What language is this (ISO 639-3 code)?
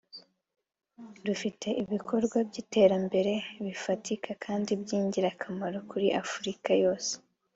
kin